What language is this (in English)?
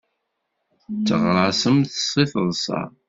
Kabyle